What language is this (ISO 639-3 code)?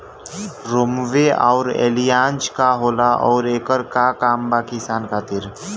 bho